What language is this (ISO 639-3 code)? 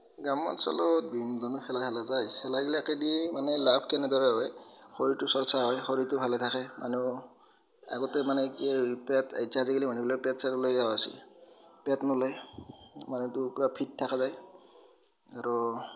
asm